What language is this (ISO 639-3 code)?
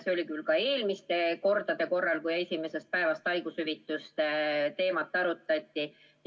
est